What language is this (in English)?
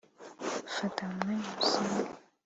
Kinyarwanda